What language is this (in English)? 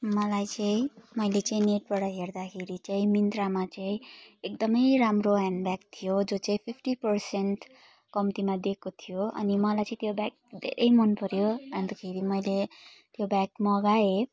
Nepali